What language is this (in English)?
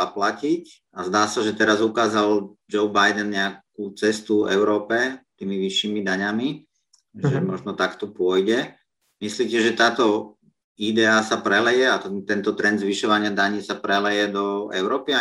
Slovak